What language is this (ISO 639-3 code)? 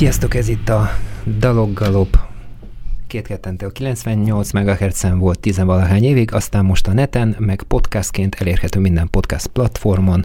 hun